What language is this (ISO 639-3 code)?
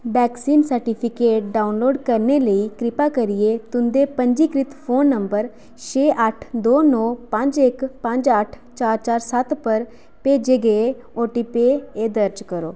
doi